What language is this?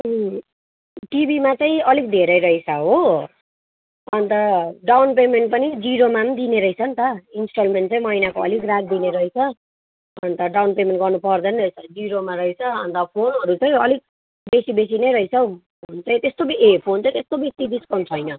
Nepali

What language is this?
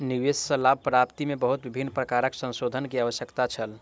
Maithili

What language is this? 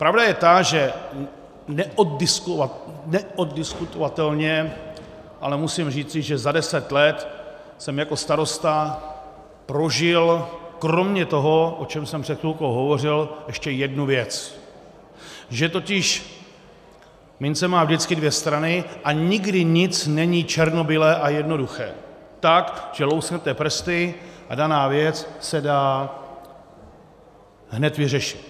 Czech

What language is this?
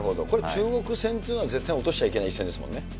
Japanese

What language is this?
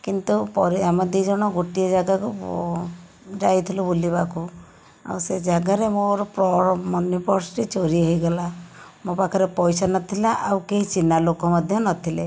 Odia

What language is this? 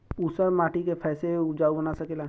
Bhojpuri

